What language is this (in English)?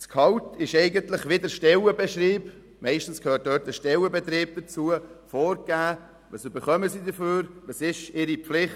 Swiss German